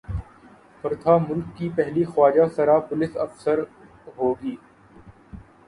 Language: Urdu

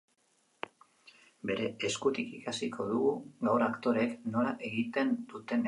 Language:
Basque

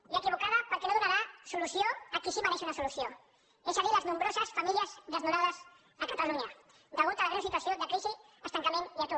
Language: Catalan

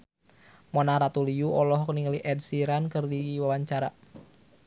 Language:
Sundanese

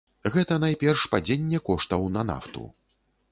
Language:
Belarusian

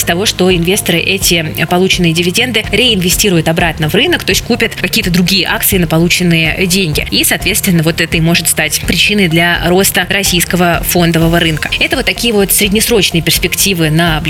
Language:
Russian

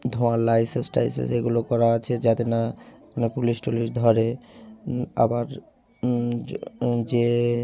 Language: Bangla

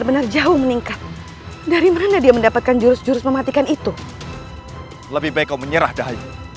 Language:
Indonesian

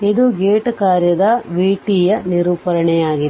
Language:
Kannada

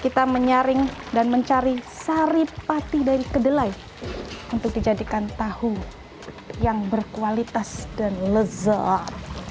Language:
Indonesian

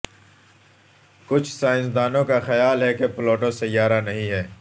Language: Urdu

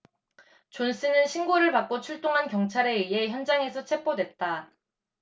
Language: Korean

